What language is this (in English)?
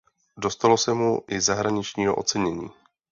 Czech